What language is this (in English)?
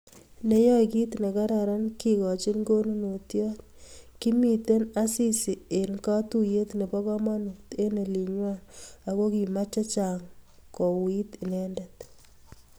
Kalenjin